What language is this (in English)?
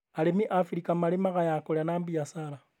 Kikuyu